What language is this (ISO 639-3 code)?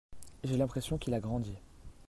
fra